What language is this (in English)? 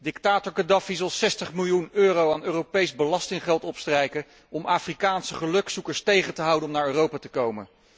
Dutch